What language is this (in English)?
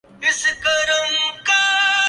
Urdu